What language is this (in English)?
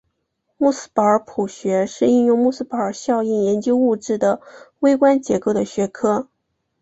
Chinese